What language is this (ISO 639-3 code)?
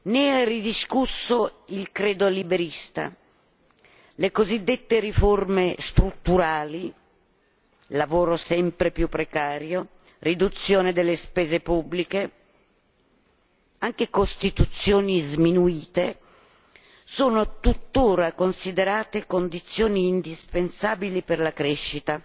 ita